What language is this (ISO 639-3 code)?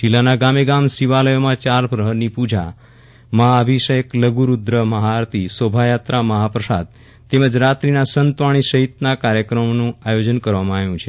guj